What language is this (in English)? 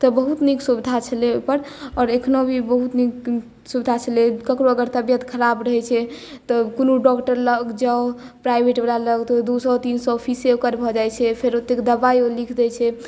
Maithili